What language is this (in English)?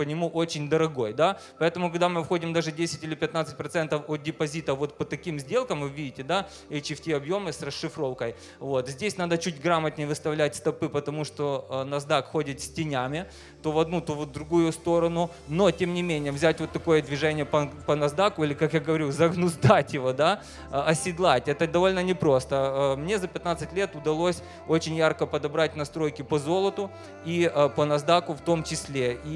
Russian